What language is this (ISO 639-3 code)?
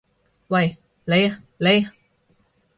yue